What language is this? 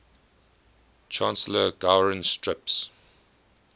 English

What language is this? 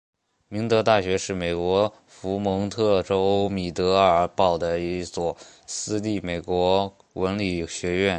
Chinese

